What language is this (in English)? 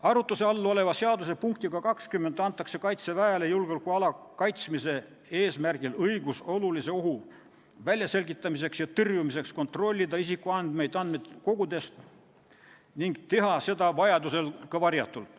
Estonian